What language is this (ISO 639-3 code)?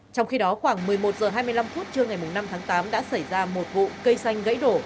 vie